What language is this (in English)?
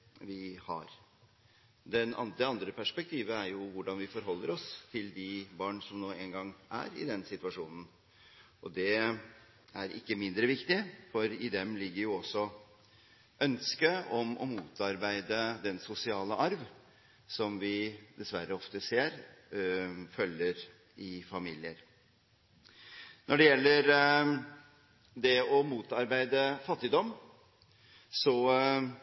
Norwegian Bokmål